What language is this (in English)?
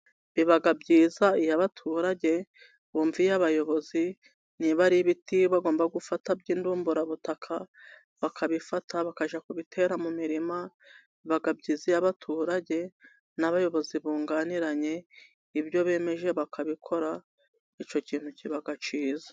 Kinyarwanda